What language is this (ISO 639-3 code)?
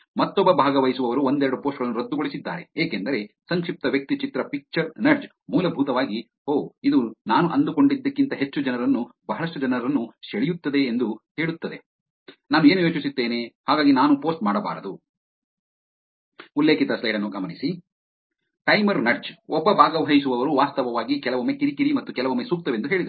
kan